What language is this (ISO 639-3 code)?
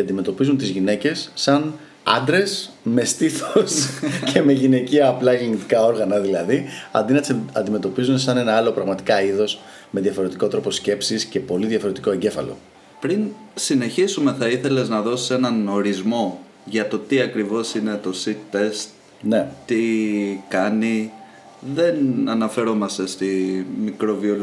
ell